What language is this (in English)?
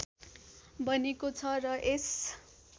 Nepali